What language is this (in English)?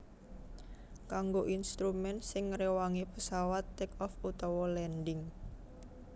Javanese